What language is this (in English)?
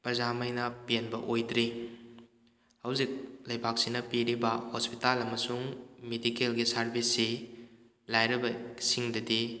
Manipuri